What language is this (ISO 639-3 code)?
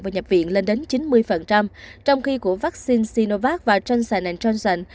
vie